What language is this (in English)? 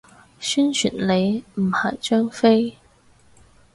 Cantonese